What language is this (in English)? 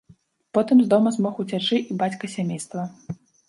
Belarusian